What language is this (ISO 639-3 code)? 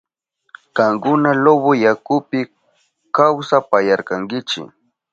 qup